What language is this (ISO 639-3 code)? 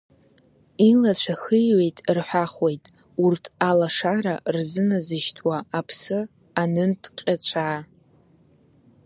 abk